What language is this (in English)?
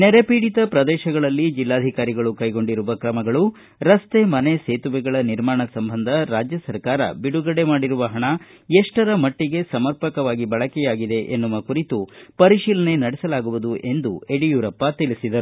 Kannada